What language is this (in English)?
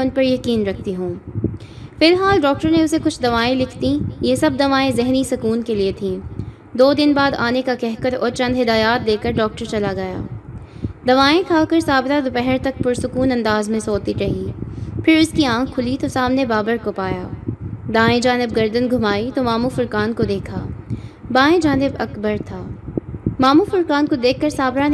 Urdu